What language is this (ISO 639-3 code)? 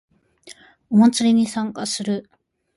jpn